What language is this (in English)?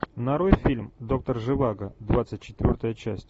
Russian